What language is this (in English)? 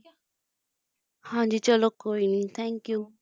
Punjabi